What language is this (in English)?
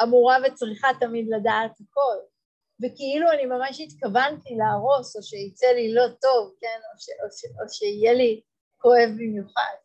Hebrew